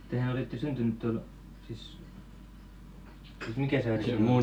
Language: Finnish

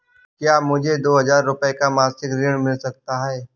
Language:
Hindi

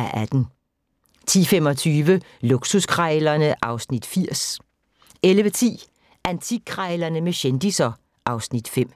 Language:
Danish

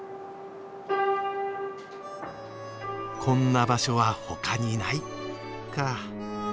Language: Japanese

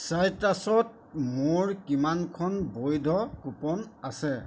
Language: Assamese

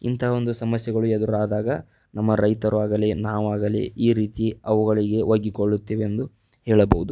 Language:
Kannada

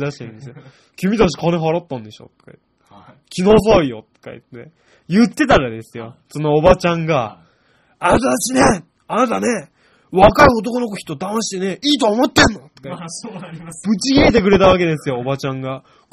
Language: Japanese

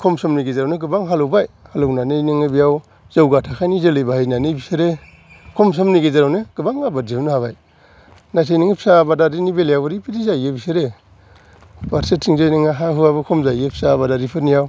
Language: Bodo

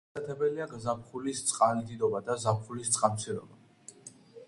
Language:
Georgian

